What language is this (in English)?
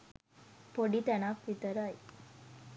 Sinhala